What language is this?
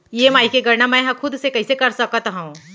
Chhattisgarhi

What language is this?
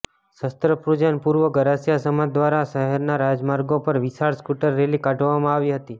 Gujarati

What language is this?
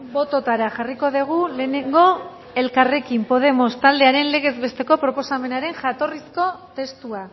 Basque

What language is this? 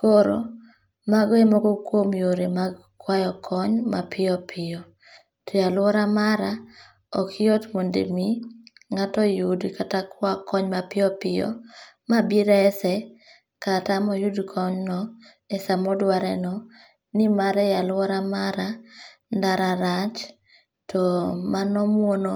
Luo (Kenya and Tanzania)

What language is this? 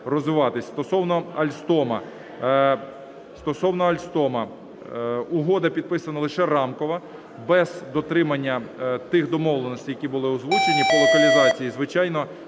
Ukrainian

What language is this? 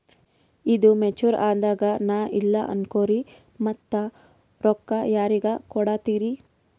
Kannada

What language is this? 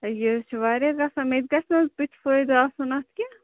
Kashmiri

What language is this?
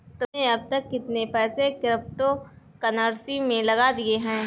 Hindi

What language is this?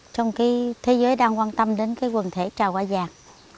Vietnamese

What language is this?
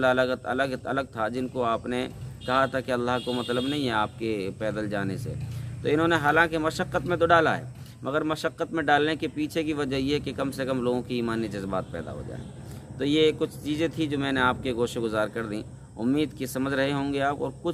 Hindi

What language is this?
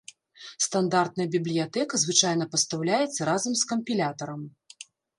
Belarusian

